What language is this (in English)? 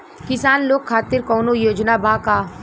Bhojpuri